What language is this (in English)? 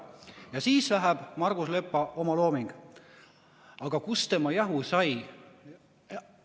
Estonian